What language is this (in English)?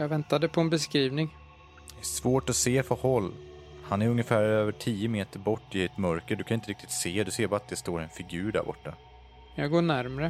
Swedish